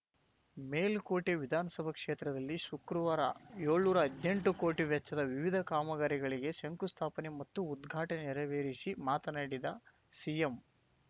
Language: Kannada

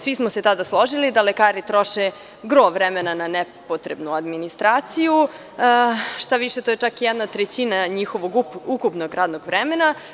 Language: Serbian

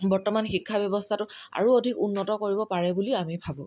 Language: Assamese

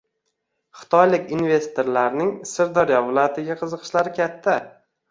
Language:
Uzbek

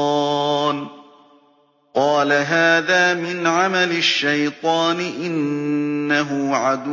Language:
Arabic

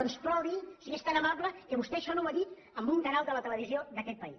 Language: Catalan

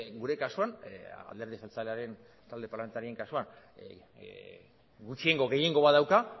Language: Basque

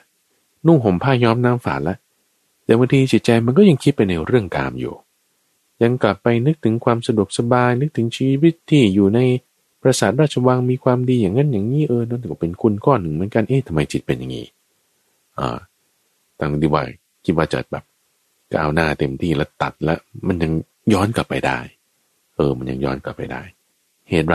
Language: Thai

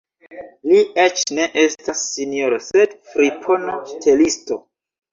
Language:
Esperanto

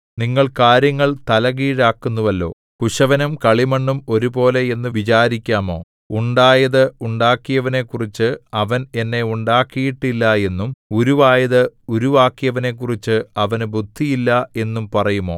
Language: Malayalam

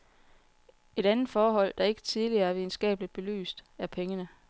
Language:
Danish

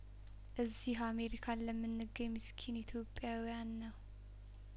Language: Amharic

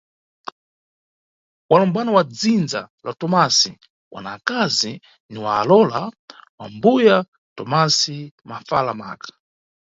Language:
Nyungwe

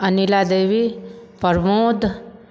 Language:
Maithili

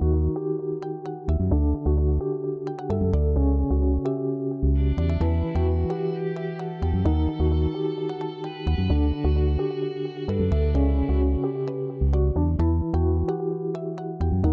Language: Indonesian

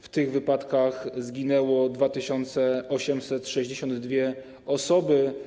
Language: Polish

